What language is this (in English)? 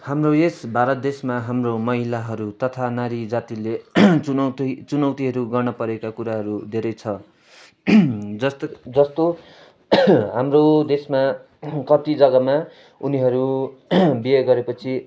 Nepali